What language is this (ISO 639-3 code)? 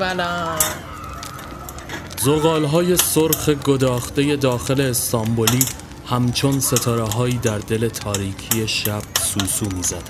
fas